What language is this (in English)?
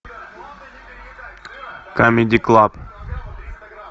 Russian